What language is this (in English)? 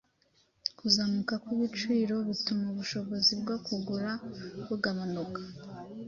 Kinyarwanda